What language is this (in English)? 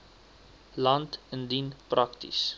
Afrikaans